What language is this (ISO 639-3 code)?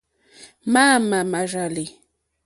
bri